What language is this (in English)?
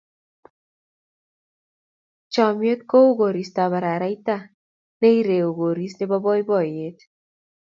Kalenjin